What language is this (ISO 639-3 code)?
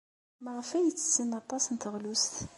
kab